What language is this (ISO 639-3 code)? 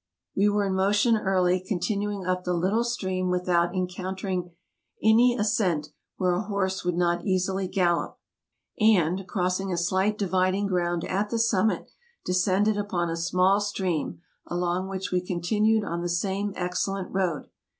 eng